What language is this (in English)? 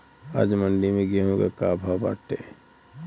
Bhojpuri